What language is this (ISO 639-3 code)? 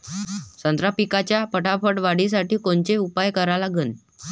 mar